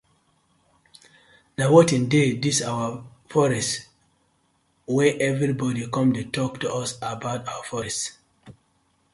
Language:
Nigerian Pidgin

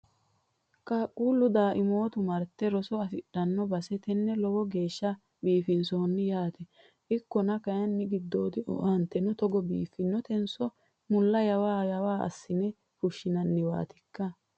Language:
Sidamo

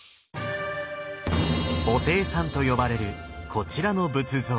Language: Japanese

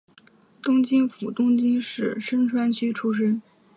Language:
Chinese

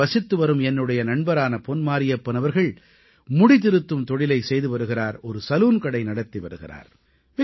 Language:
Tamil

